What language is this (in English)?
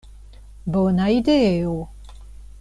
Esperanto